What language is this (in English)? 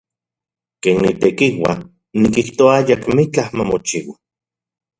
Central Puebla Nahuatl